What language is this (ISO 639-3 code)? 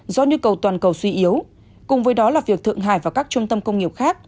vie